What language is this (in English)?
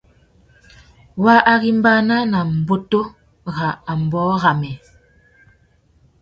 Tuki